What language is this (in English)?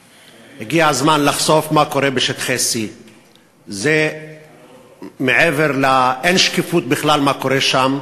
Hebrew